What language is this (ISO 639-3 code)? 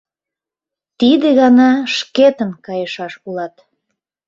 chm